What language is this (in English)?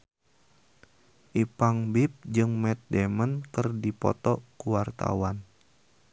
Sundanese